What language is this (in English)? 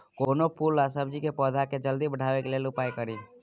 Maithili